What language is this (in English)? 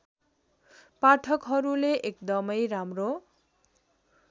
Nepali